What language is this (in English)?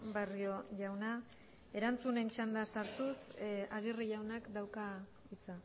Basque